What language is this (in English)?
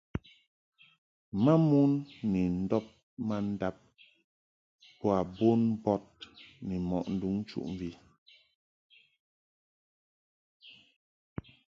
Mungaka